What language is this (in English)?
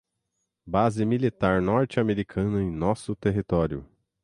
Portuguese